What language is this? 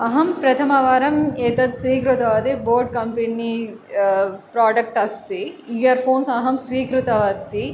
Sanskrit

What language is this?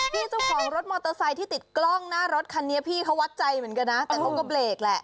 Thai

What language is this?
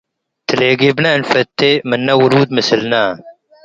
Tigre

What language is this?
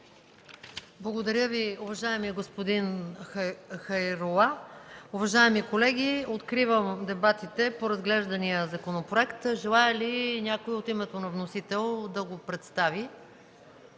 Bulgarian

